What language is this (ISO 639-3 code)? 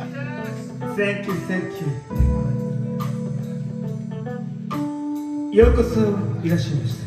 jpn